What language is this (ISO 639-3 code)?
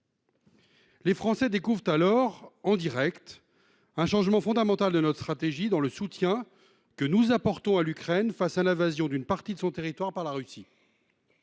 fra